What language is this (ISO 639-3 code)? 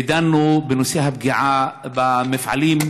heb